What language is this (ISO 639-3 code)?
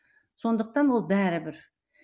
kaz